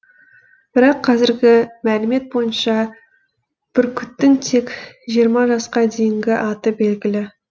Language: Kazakh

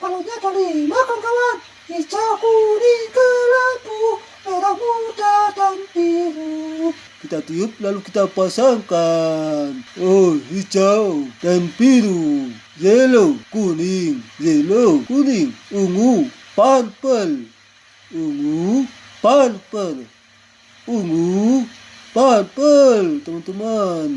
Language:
Indonesian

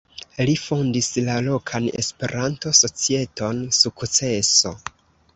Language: Esperanto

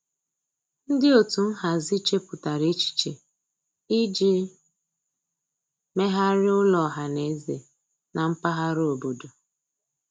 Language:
Igbo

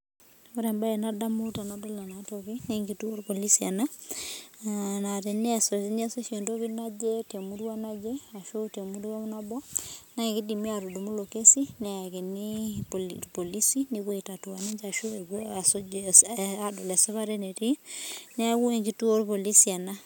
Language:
Masai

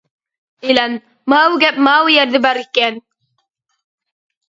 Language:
Uyghur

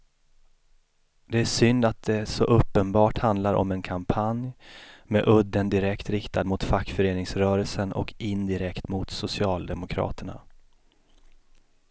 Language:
Swedish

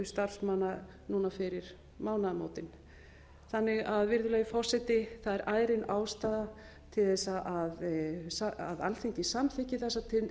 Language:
Icelandic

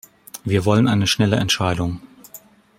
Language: German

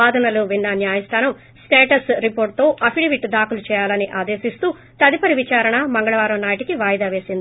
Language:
Telugu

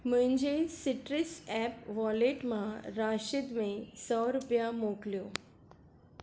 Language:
Sindhi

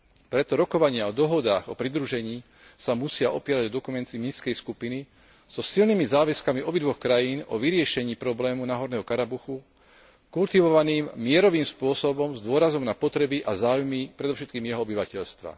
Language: Slovak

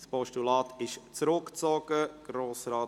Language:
Swiss German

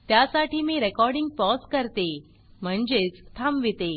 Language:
Marathi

